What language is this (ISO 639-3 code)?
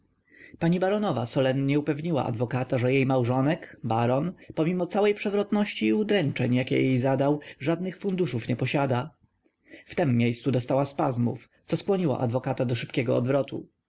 pol